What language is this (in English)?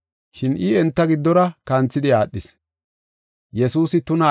Gofa